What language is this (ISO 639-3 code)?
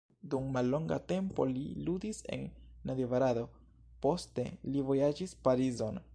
epo